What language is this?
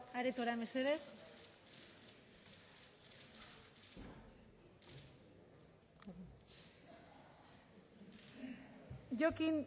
Basque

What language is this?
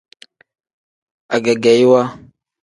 Tem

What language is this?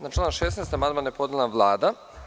Serbian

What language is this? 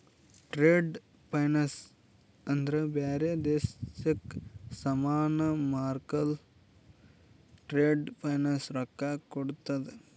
Kannada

